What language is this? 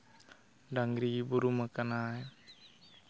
Santali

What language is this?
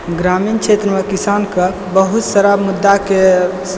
Maithili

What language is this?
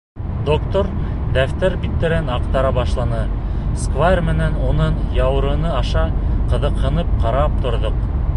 Bashkir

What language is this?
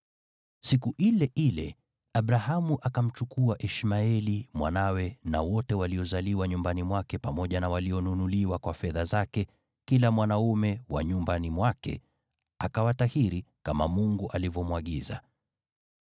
Swahili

